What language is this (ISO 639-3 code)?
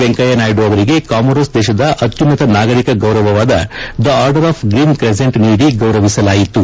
kan